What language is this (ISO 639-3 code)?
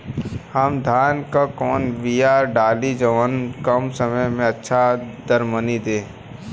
bho